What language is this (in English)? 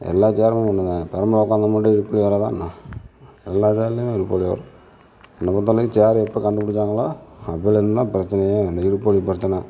Tamil